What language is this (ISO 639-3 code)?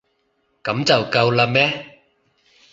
yue